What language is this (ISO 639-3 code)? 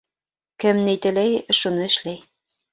bak